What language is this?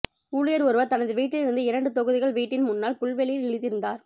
Tamil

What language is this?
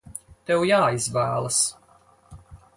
Latvian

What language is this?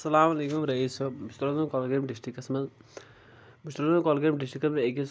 Kashmiri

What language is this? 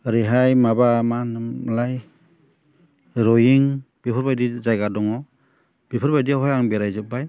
Bodo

